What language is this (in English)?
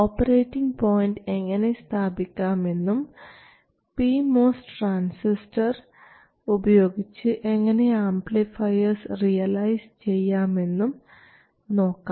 Malayalam